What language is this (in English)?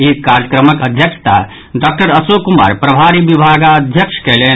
Maithili